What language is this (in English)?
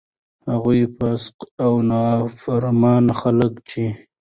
Pashto